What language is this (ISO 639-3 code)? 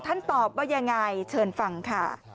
tha